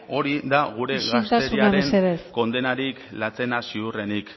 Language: Basque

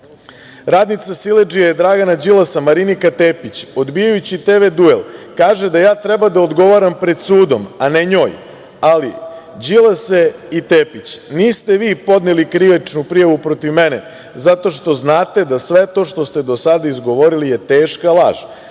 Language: Serbian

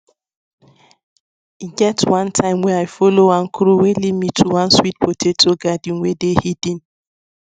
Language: Nigerian Pidgin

